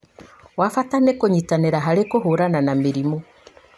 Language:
Kikuyu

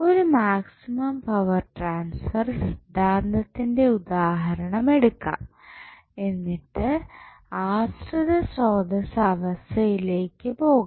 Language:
Malayalam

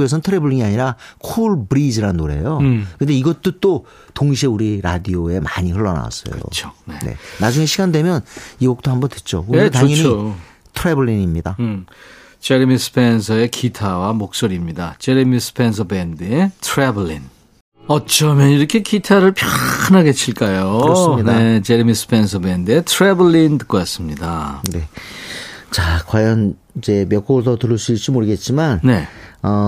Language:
Korean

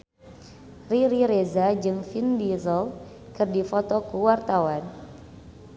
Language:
Sundanese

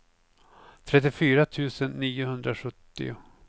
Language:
Swedish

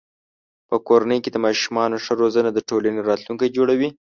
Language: Pashto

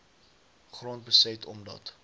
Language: Afrikaans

